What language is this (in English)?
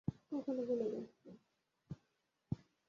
Bangla